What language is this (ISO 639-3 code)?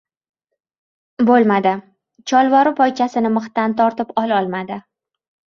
uzb